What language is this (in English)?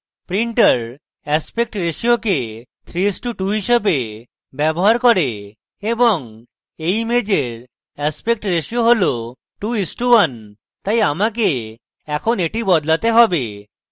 Bangla